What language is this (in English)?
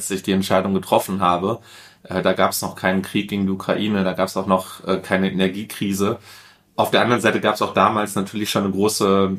German